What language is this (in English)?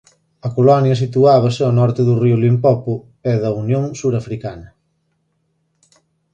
Galician